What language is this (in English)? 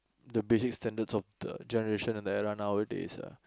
English